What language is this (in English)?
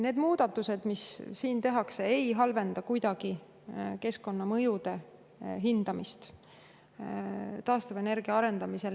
Estonian